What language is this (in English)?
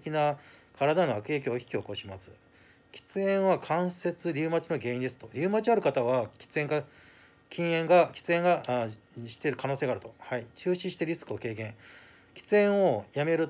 Japanese